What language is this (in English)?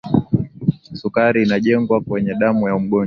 Swahili